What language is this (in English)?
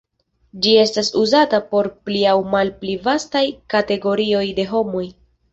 Esperanto